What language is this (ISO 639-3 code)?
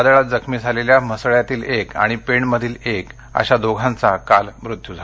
mar